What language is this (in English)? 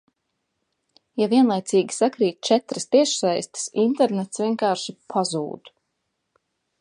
Latvian